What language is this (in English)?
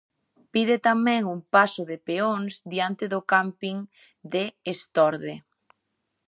Galician